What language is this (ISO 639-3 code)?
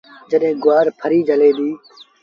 sbn